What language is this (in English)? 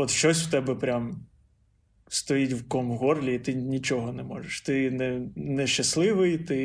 Ukrainian